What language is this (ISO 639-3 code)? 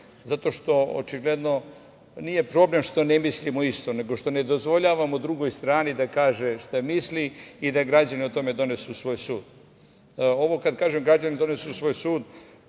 srp